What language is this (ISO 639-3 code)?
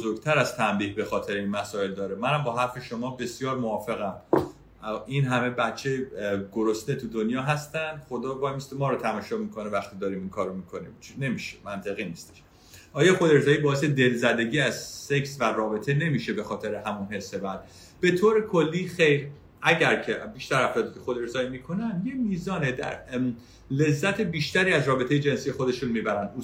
fas